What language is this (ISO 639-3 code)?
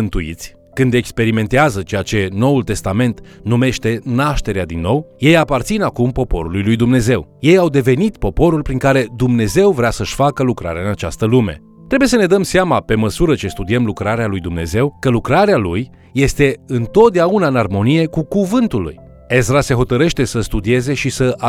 ron